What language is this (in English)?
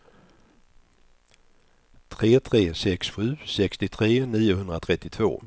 Swedish